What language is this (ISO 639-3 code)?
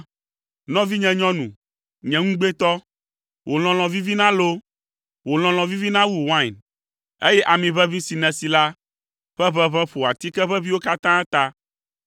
ewe